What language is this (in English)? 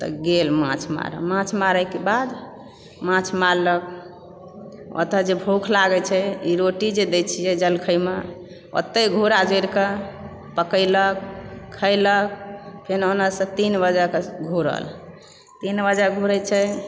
Maithili